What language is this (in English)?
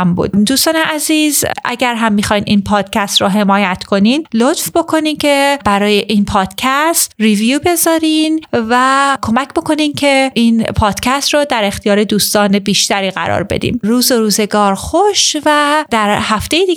Persian